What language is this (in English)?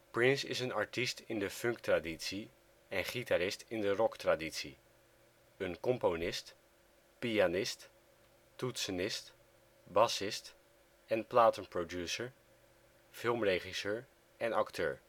Dutch